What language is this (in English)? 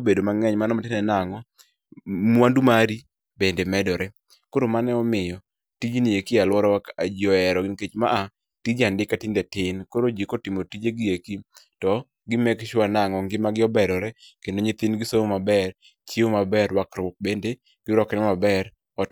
Luo (Kenya and Tanzania)